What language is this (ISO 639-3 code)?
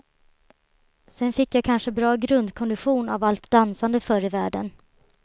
swe